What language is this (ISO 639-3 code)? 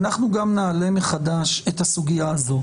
heb